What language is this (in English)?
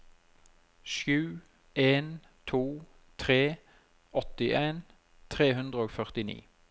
Norwegian